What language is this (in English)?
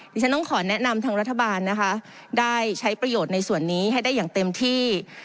Thai